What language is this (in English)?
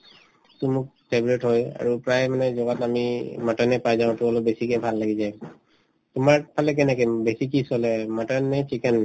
Assamese